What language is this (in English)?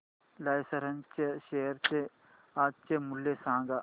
Marathi